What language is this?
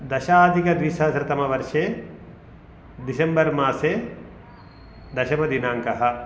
Sanskrit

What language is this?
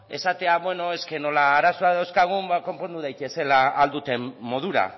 Basque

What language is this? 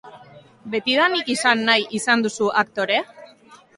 Basque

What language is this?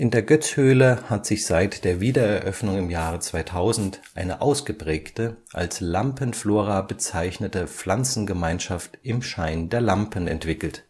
German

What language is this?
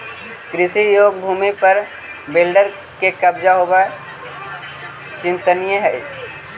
Magahi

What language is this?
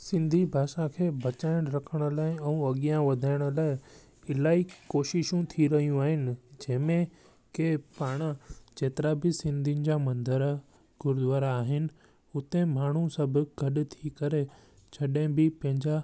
Sindhi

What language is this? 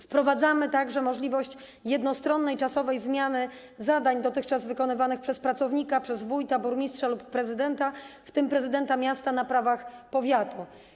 Polish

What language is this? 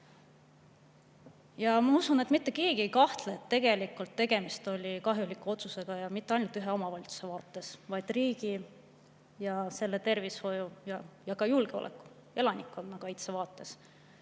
Estonian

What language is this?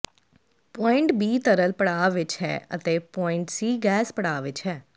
Punjabi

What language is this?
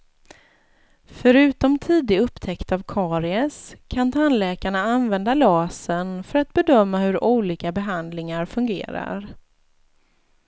Swedish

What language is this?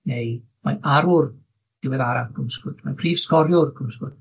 Welsh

